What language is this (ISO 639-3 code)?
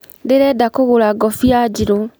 kik